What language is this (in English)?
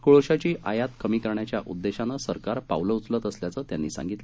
Marathi